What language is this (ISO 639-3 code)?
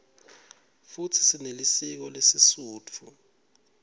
ssw